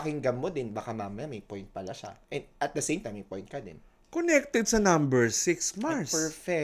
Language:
Filipino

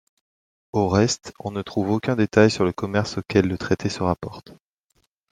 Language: French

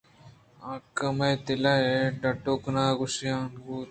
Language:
Eastern Balochi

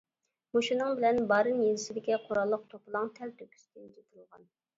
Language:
Uyghur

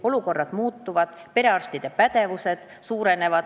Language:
Estonian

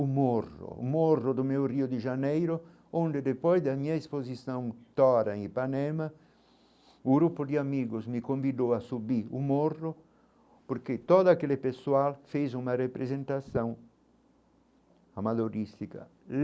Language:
Portuguese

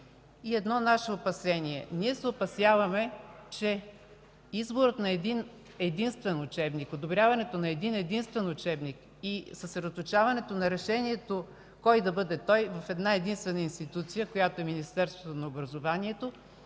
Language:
Bulgarian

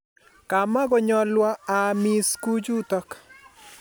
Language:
Kalenjin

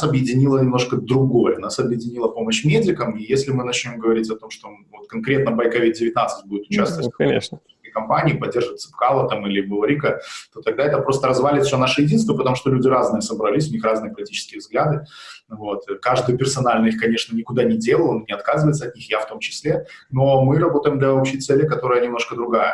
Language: Russian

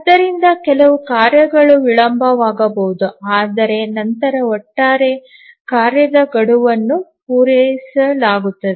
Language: Kannada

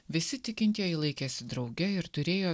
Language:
Lithuanian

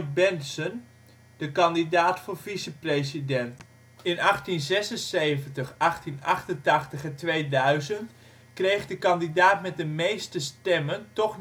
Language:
Dutch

